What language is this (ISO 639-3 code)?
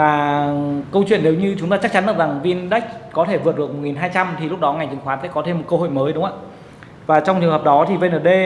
vie